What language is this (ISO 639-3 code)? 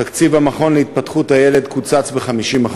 heb